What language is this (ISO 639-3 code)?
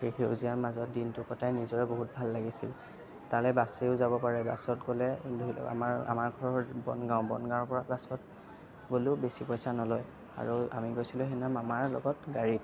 asm